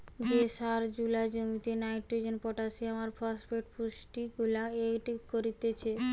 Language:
Bangla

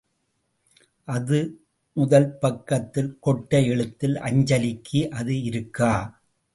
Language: Tamil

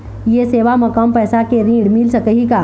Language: Chhattisgarhi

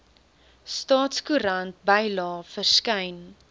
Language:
Afrikaans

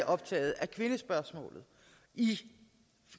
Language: Danish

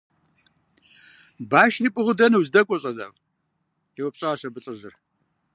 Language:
Kabardian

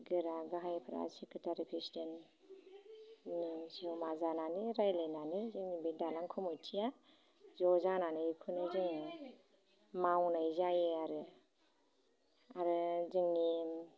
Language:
Bodo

